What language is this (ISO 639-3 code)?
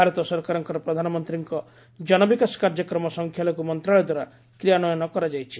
ori